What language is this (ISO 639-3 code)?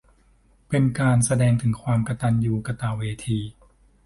tha